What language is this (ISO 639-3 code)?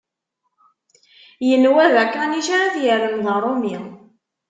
kab